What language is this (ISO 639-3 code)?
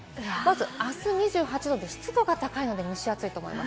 jpn